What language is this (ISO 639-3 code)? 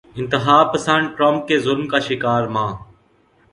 urd